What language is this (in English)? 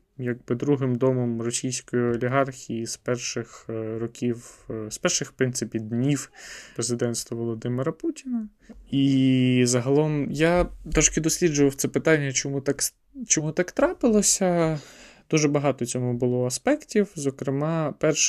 Ukrainian